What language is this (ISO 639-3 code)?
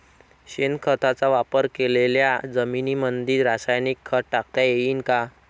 mar